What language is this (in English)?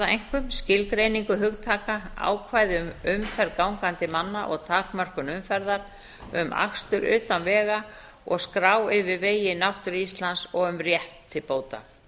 Icelandic